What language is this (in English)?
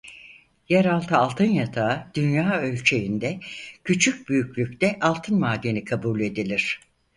Turkish